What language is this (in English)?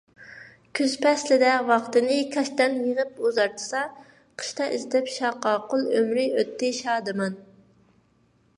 Uyghur